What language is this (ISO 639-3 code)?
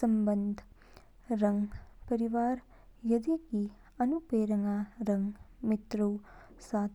kfk